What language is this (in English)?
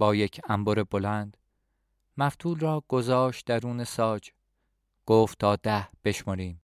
Persian